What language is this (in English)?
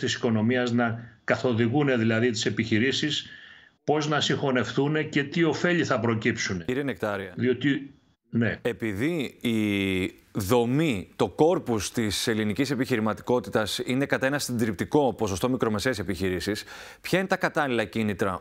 Greek